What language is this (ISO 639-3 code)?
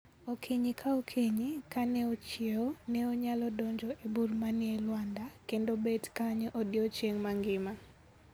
luo